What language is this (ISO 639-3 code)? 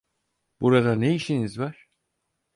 tur